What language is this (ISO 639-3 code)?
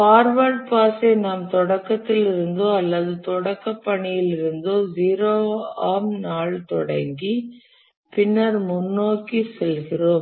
tam